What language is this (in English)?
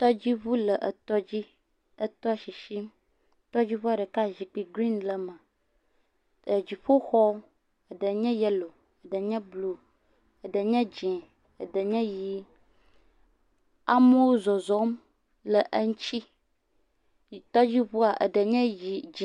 Ewe